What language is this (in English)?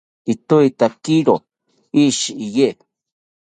South Ucayali Ashéninka